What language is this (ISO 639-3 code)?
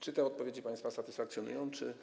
pol